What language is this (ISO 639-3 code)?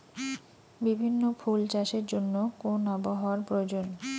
ben